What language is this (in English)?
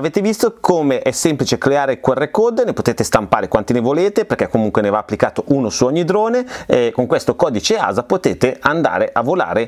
Italian